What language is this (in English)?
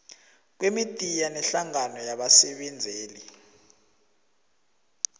South Ndebele